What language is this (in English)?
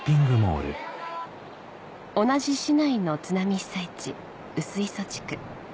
Japanese